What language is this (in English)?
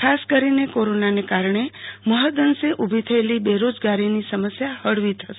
Gujarati